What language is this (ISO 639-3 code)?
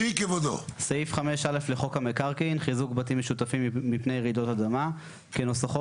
heb